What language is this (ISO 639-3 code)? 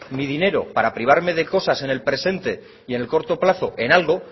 spa